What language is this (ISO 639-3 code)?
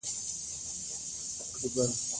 pus